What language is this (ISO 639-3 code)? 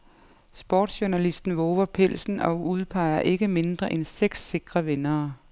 dan